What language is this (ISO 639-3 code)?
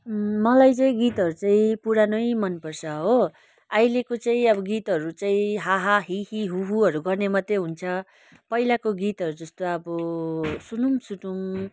nep